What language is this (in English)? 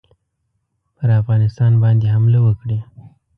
Pashto